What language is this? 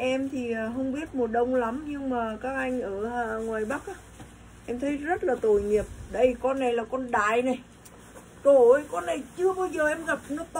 Vietnamese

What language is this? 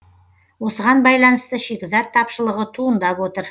Kazakh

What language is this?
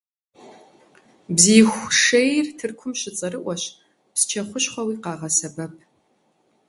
Kabardian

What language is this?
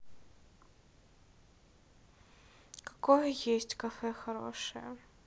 Russian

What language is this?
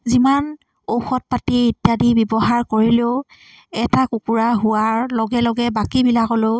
Assamese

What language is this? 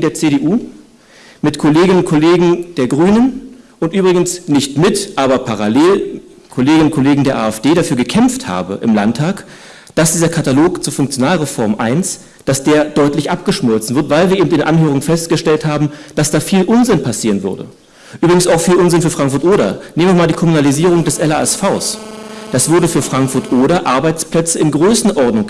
German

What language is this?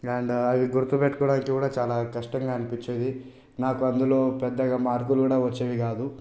Telugu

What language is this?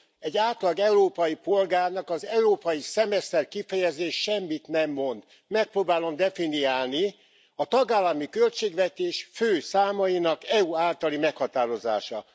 Hungarian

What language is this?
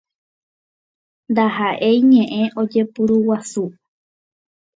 Guarani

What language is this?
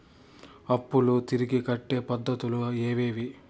Telugu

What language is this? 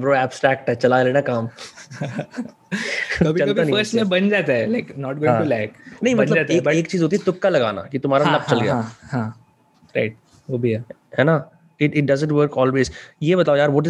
Hindi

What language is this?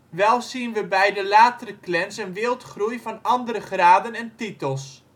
Dutch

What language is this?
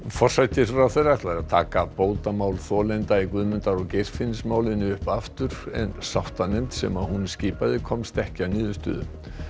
Icelandic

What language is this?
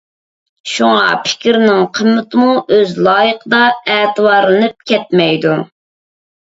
Uyghur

